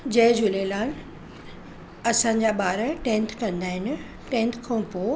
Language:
Sindhi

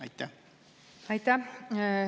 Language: Estonian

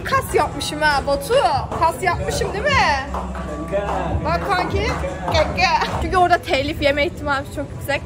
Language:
Turkish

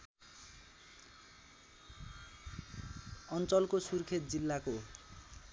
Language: Nepali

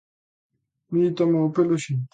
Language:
Galician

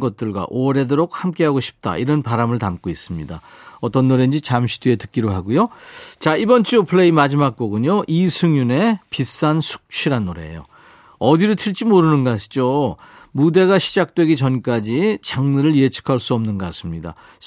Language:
Korean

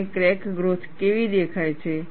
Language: Gujarati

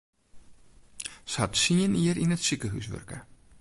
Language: Western Frisian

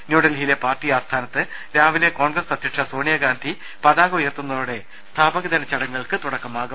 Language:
Malayalam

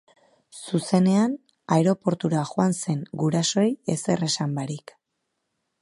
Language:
Basque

